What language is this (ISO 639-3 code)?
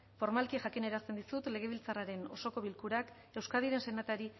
eus